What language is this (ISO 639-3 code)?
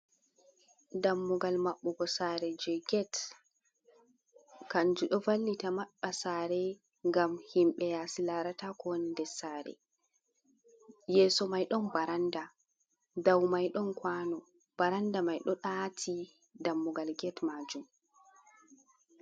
ful